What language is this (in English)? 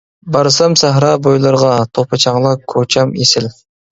Uyghur